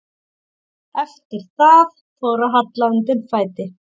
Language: Icelandic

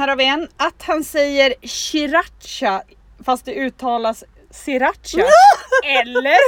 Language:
Swedish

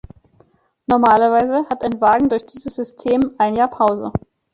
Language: German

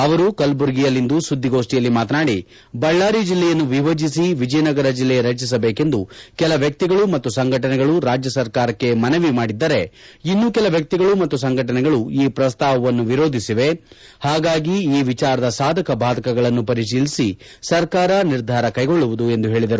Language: Kannada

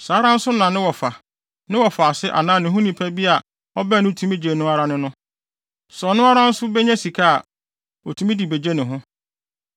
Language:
Akan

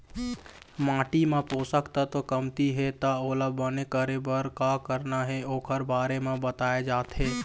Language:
Chhattisgarhi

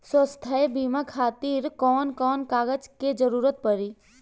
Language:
Bhojpuri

